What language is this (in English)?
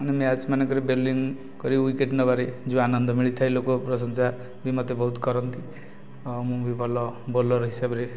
Odia